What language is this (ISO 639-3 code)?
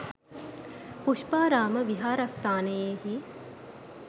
sin